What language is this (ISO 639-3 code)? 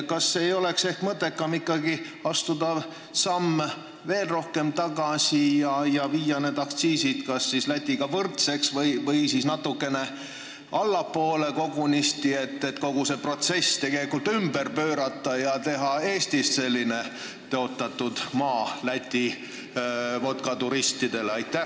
est